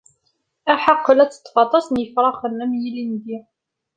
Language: Kabyle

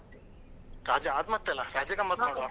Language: Kannada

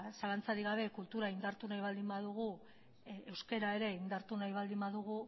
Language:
Basque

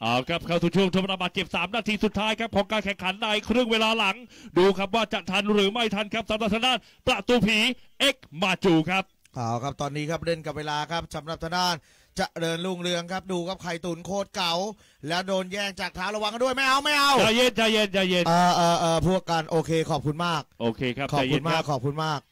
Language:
Thai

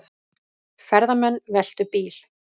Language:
Icelandic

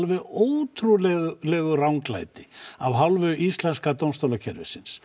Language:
Icelandic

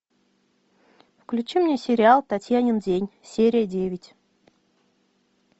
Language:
Russian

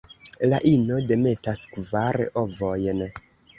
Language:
Esperanto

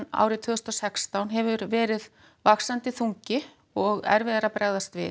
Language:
Icelandic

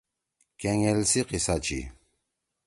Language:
Torwali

